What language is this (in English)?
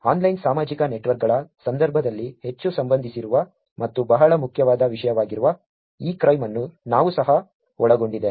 Kannada